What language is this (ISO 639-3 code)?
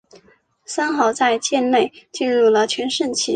zho